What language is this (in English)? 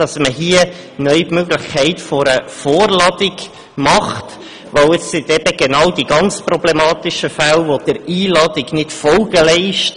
Swiss German